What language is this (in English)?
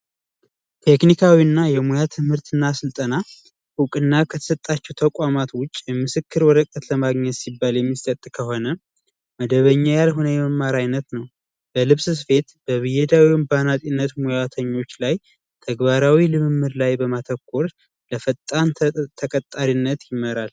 Amharic